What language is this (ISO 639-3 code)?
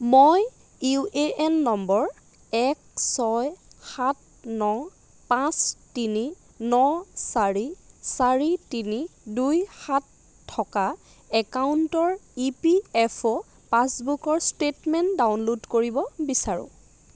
asm